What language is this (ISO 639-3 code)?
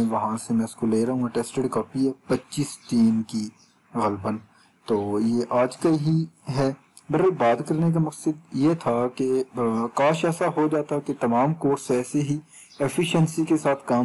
hin